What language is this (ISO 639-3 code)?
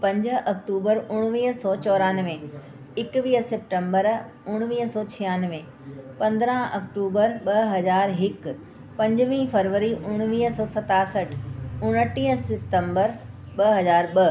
snd